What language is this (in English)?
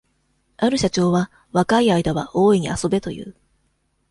Japanese